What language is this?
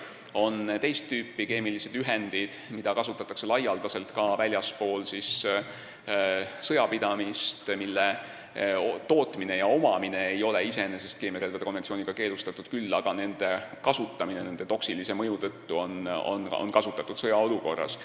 Estonian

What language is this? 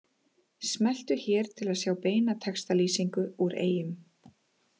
Icelandic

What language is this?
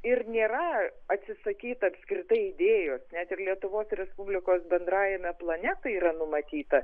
Lithuanian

